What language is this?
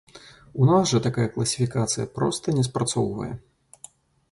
Belarusian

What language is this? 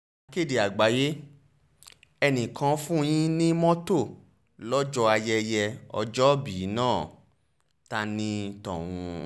Yoruba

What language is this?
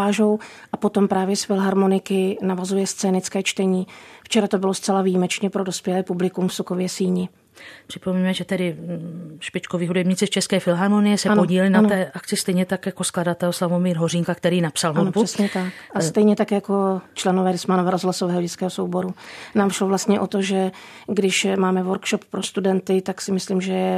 Czech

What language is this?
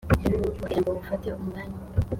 Kinyarwanda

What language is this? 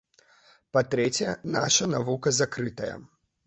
Belarusian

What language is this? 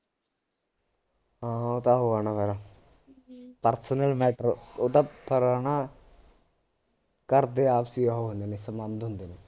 Punjabi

